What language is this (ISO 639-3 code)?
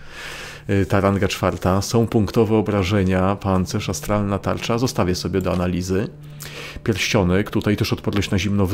pol